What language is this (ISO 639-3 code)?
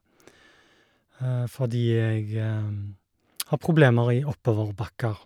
nor